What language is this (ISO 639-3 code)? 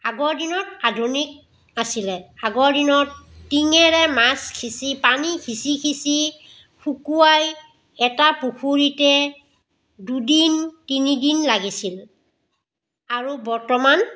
asm